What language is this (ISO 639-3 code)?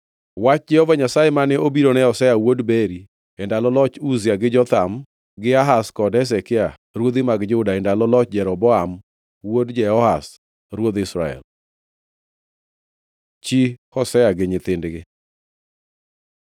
luo